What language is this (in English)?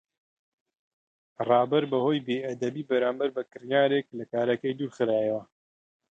Central Kurdish